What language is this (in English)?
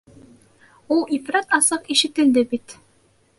Bashkir